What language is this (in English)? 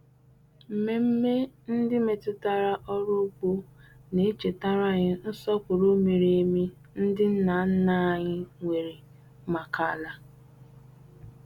Igbo